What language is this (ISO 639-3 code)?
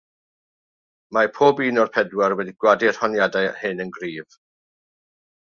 cym